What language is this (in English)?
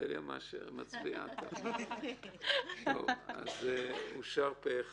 Hebrew